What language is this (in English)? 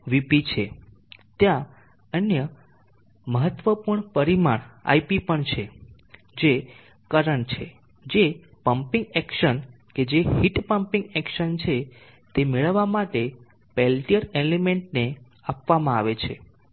Gujarati